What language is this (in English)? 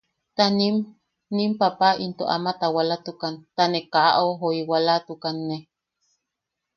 Yaqui